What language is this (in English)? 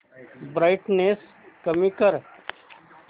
Marathi